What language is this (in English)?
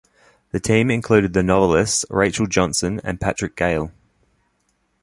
English